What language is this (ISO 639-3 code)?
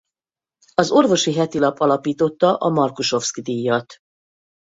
hun